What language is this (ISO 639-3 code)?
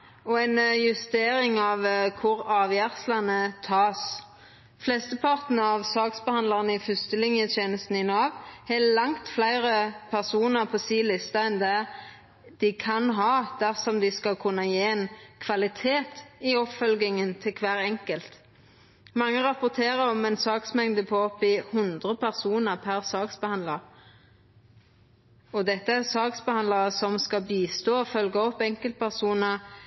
nno